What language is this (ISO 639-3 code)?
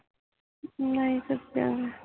pan